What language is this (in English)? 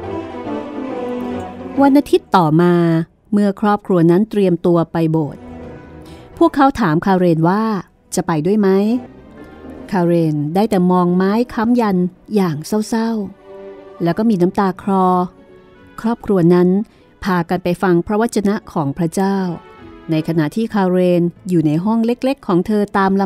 Thai